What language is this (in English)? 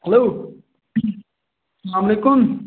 Kashmiri